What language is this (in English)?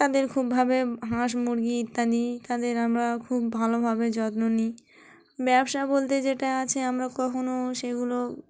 Bangla